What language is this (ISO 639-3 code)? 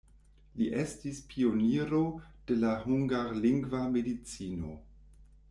epo